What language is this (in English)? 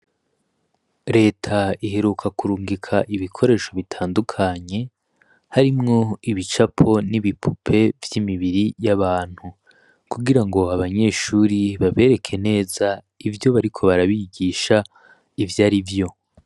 Rundi